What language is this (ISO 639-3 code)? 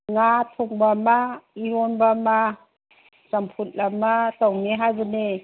mni